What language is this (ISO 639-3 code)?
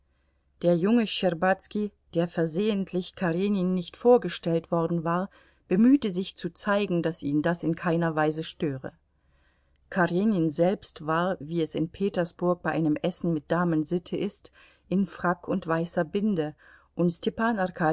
deu